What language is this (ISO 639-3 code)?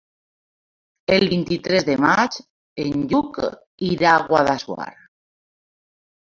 cat